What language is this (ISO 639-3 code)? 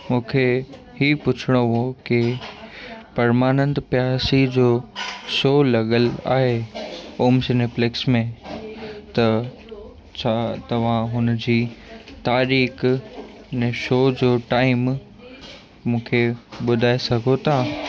snd